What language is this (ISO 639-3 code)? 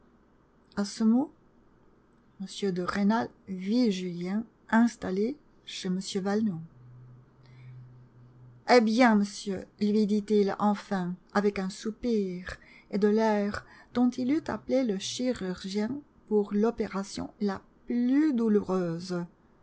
fra